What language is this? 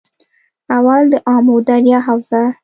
Pashto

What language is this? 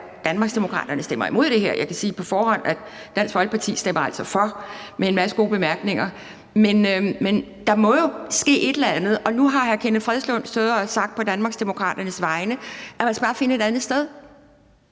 Danish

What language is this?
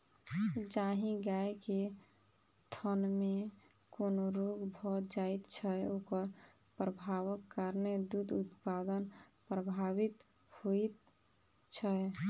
Maithili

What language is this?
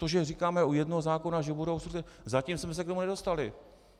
Czech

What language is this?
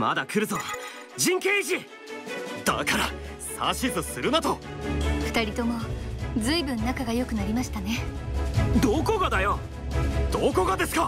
Japanese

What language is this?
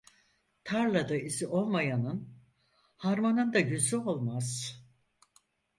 Turkish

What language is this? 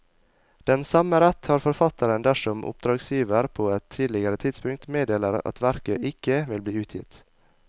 Norwegian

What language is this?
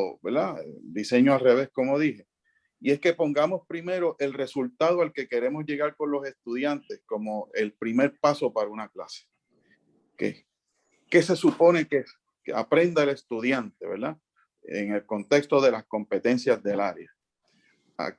Spanish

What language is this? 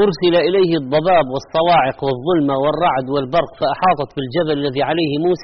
Arabic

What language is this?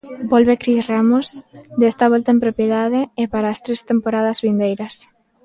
Galician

